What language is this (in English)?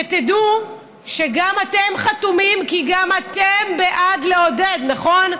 Hebrew